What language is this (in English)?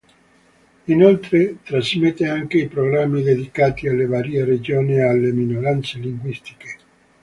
Italian